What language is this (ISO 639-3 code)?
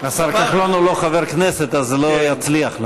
heb